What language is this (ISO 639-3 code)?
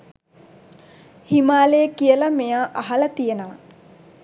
sin